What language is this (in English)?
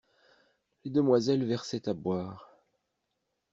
French